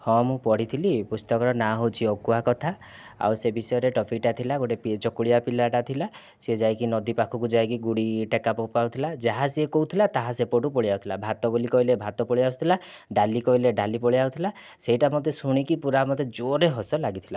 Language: Odia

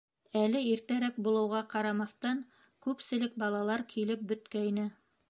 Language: Bashkir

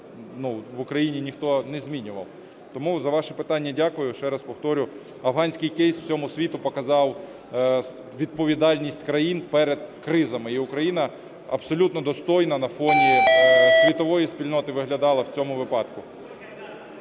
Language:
Ukrainian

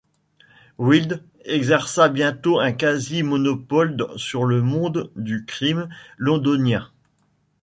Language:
French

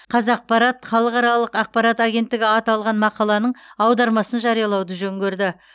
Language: Kazakh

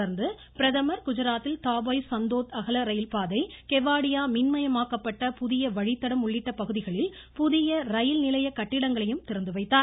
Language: Tamil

